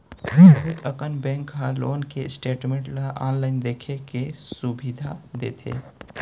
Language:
Chhattisgarhi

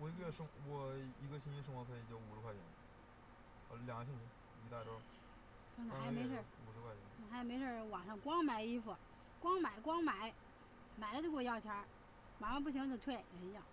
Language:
Chinese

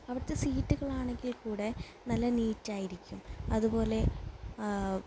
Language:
Malayalam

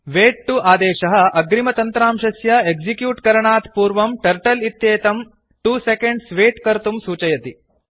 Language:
Sanskrit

